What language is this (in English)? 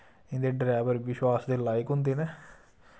Dogri